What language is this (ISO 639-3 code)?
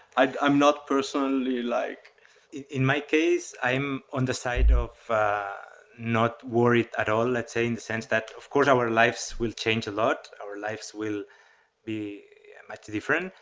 eng